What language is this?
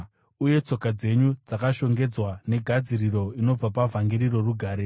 Shona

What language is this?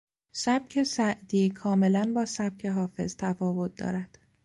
Persian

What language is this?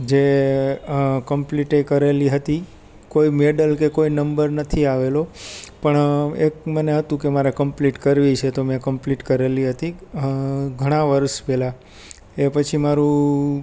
Gujarati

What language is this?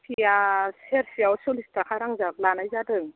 Bodo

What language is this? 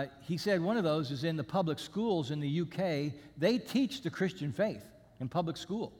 English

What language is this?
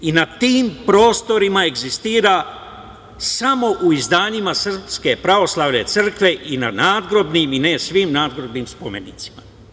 Serbian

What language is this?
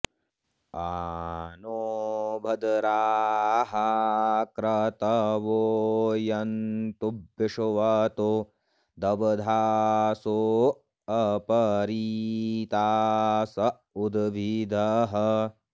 Sanskrit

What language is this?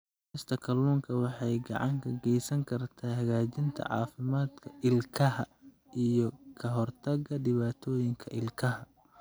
Somali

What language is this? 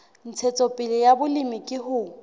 Southern Sotho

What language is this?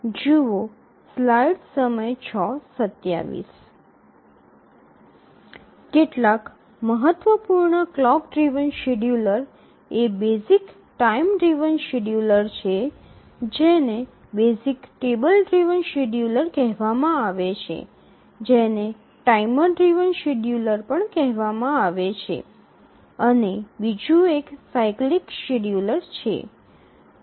Gujarati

